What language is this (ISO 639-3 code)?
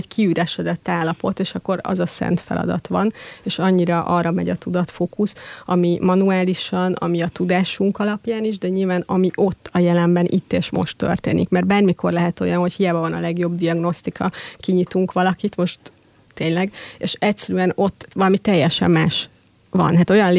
hun